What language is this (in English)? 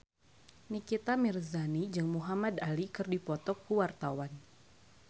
Sundanese